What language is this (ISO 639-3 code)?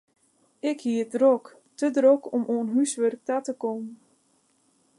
fry